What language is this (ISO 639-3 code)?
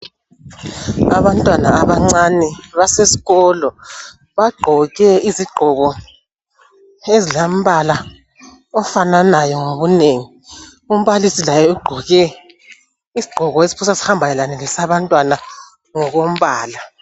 nde